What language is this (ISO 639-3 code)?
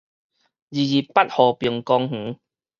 nan